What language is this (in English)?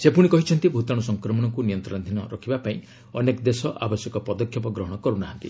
Odia